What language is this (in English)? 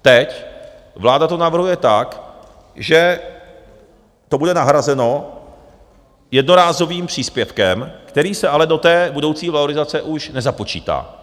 Czech